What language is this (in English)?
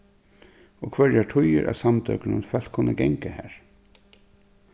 Faroese